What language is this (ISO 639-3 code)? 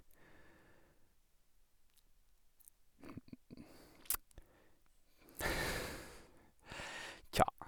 nor